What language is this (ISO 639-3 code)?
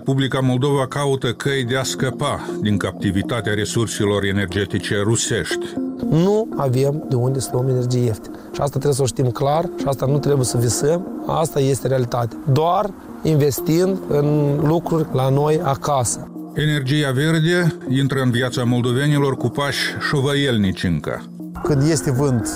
ron